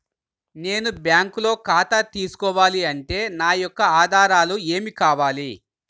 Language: Telugu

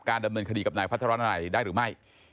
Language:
Thai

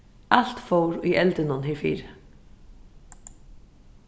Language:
Faroese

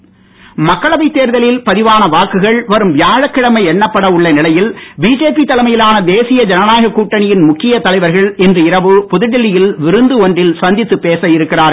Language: Tamil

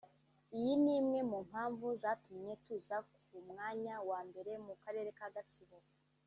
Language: Kinyarwanda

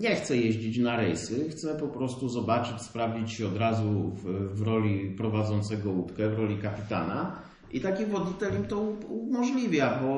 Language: Polish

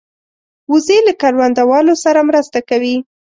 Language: Pashto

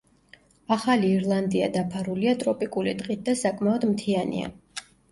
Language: Georgian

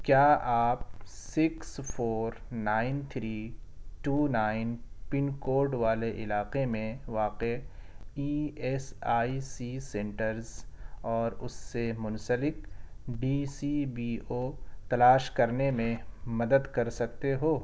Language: Urdu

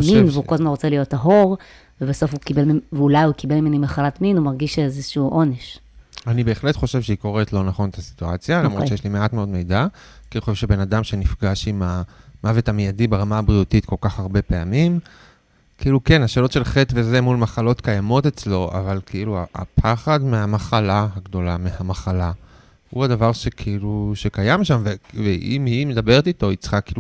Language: Hebrew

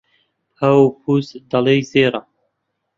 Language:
Central Kurdish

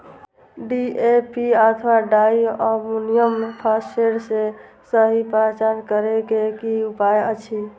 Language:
Maithili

